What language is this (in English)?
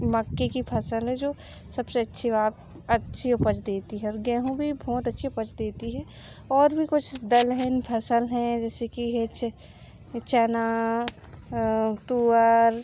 Hindi